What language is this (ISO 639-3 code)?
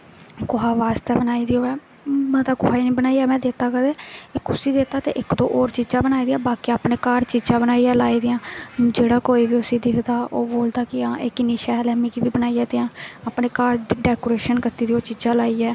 doi